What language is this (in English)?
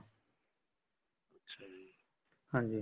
Punjabi